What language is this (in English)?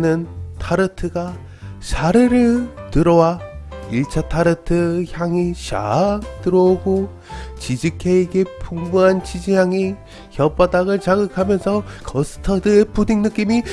Korean